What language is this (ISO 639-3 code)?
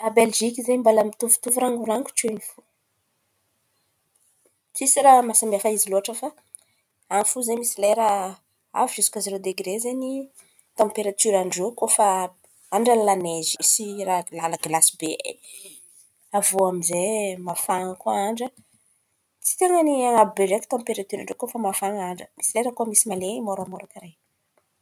xmv